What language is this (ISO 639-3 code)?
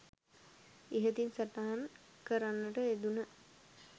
sin